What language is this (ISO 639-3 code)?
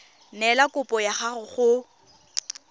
tsn